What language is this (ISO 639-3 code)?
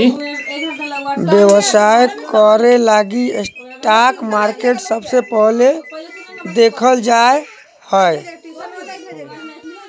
mag